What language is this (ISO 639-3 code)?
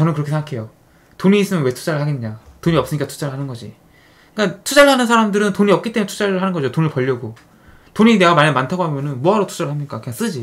kor